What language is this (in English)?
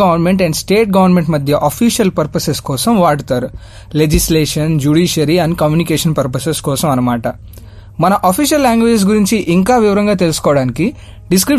Telugu